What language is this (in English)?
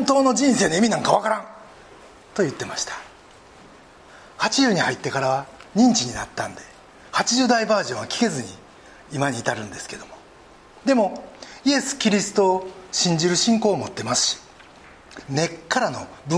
Japanese